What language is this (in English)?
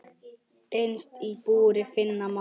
Icelandic